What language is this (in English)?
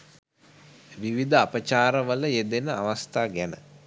Sinhala